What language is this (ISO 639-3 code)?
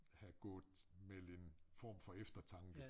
dan